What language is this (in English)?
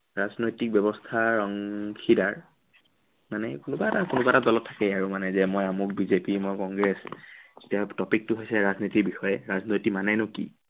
Assamese